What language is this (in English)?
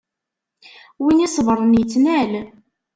Kabyle